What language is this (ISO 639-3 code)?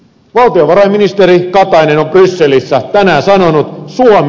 fin